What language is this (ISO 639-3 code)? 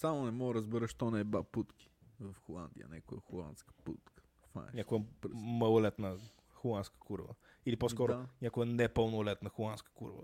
bul